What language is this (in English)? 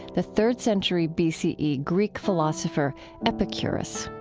English